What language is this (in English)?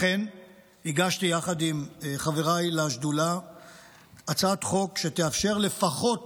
Hebrew